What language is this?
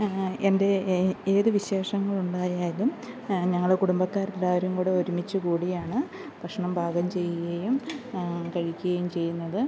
Malayalam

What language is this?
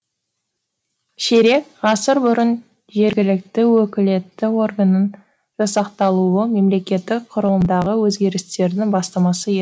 Kazakh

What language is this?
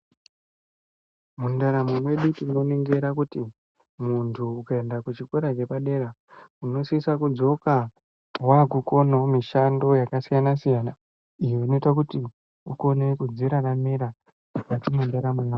Ndau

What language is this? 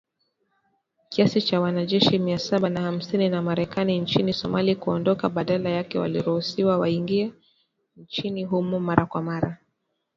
Swahili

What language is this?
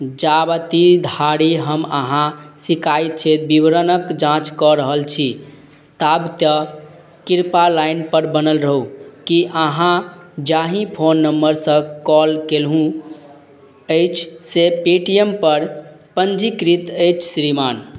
Maithili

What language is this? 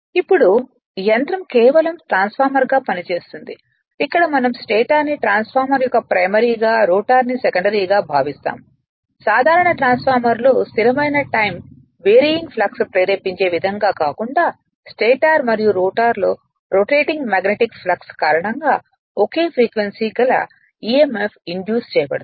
Telugu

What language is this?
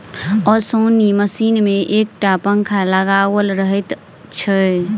Maithili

